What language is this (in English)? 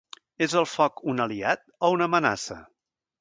Catalan